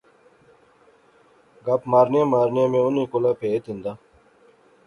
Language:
Pahari-Potwari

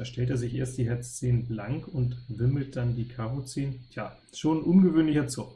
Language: German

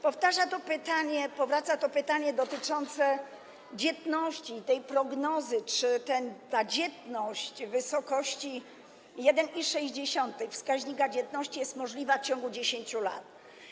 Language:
Polish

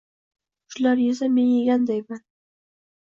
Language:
Uzbek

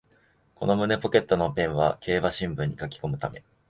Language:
Japanese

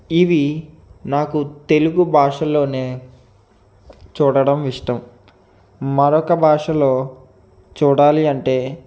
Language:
Telugu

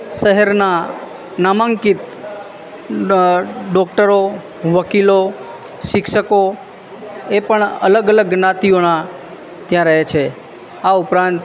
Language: Gujarati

